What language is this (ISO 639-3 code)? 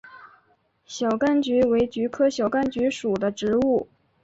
zho